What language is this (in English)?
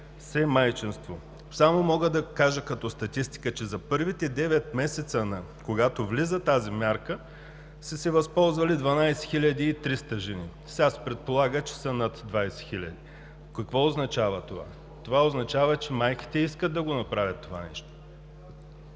Bulgarian